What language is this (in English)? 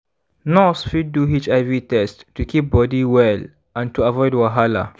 Nigerian Pidgin